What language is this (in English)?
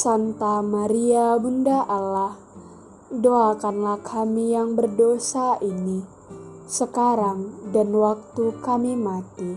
Indonesian